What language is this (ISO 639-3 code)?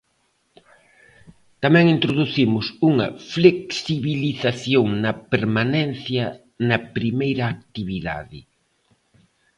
glg